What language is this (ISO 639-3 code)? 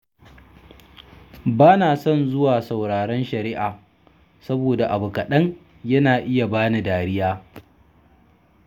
hau